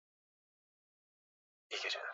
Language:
Swahili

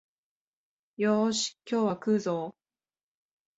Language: Japanese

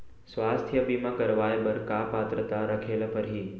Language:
Chhattisgarhi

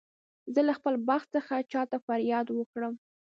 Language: Pashto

